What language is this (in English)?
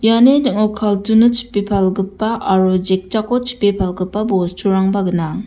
Garo